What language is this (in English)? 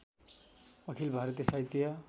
Nepali